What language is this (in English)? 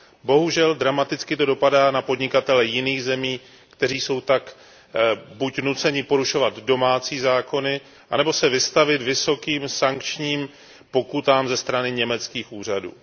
Czech